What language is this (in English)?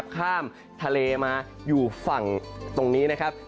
Thai